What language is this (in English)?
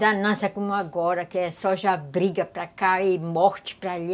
Portuguese